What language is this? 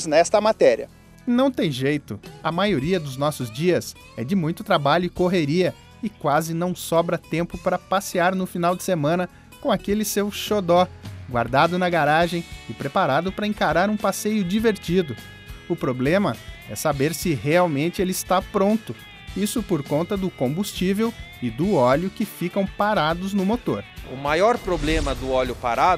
Portuguese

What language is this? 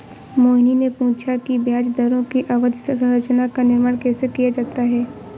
Hindi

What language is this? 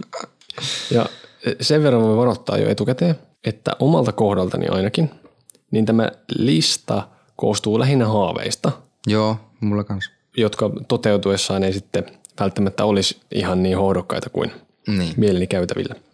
Finnish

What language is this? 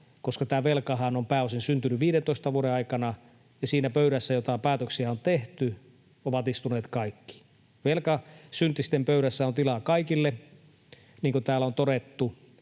Finnish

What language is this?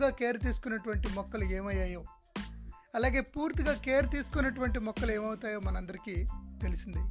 Telugu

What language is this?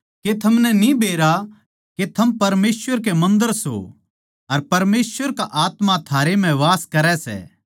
Haryanvi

